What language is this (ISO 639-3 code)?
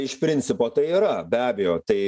lit